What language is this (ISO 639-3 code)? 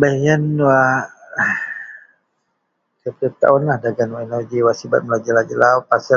mel